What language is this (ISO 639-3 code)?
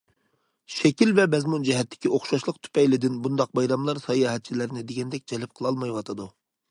uig